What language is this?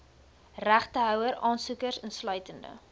Afrikaans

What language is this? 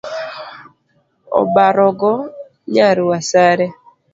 Luo (Kenya and Tanzania)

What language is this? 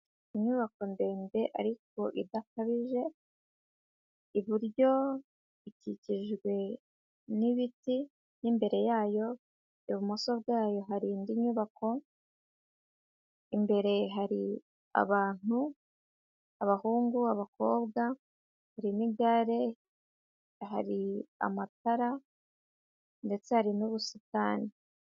Kinyarwanda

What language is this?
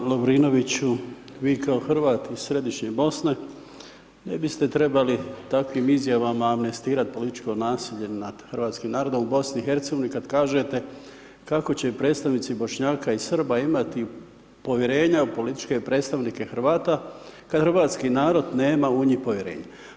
Croatian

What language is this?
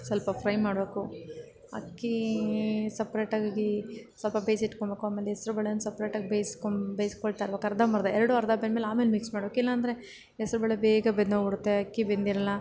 Kannada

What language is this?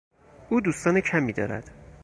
Persian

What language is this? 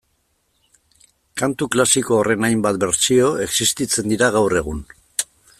Basque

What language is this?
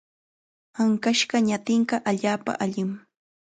Chiquián Ancash Quechua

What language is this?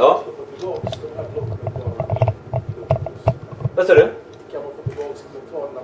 Swedish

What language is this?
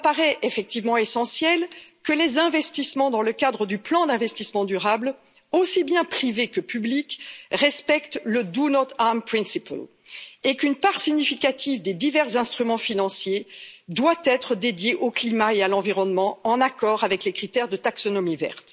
French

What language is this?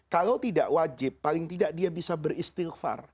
Indonesian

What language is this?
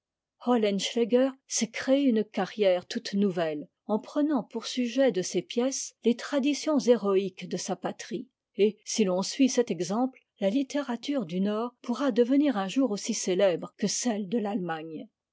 French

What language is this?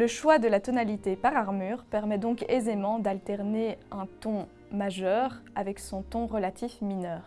French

